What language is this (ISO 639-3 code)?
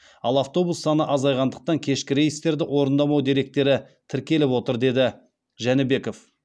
kaz